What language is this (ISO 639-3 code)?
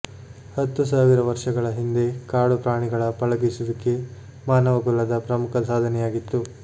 kan